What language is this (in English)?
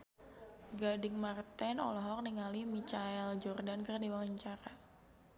Sundanese